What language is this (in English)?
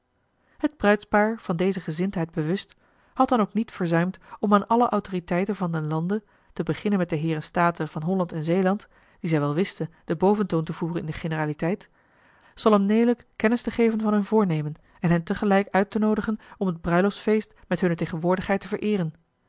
Dutch